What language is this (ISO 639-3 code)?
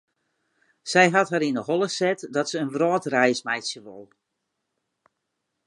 fry